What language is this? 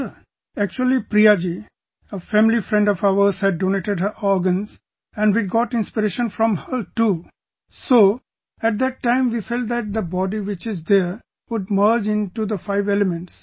English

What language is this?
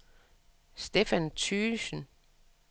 Danish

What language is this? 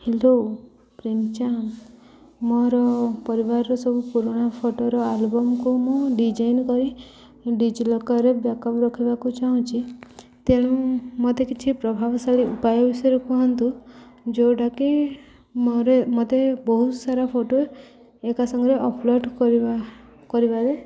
Odia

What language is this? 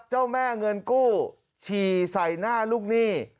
Thai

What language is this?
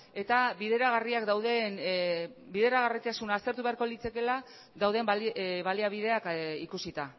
Basque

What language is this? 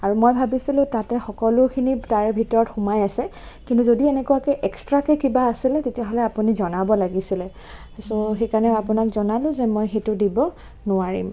Assamese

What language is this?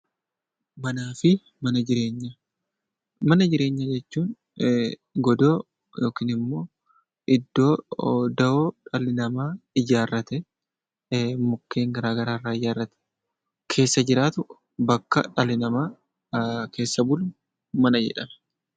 Oromo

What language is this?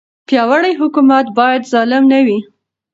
Pashto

